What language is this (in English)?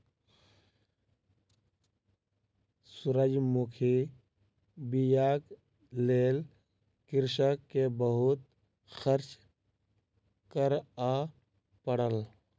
Maithili